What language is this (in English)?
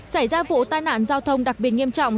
Vietnamese